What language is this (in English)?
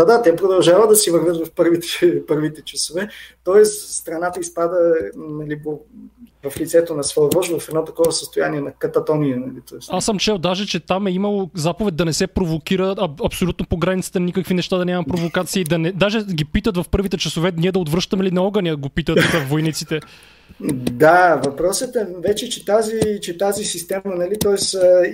Bulgarian